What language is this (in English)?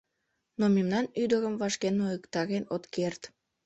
Mari